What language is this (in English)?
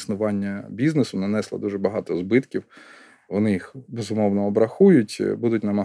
Ukrainian